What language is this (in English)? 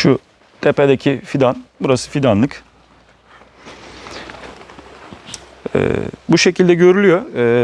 Turkish